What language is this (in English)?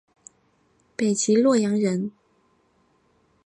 Chinese